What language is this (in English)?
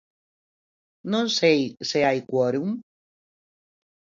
Galician